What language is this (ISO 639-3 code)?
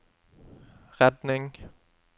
nor